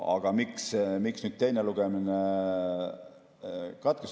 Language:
Estonian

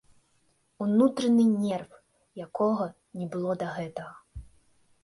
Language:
Belarusian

